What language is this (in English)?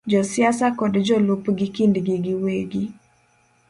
Luo (Kenya and Tanzania)